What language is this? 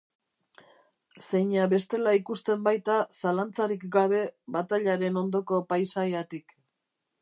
Basque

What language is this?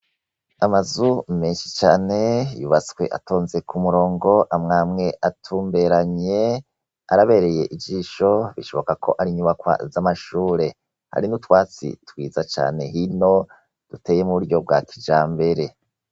Rundi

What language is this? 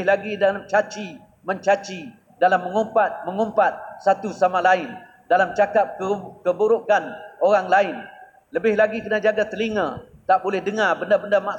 Malay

